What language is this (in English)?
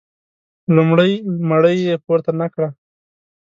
Pashto